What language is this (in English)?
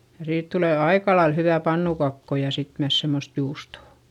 Finnish